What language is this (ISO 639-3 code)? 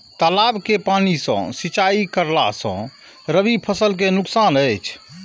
mai